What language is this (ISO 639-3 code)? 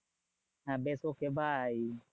ben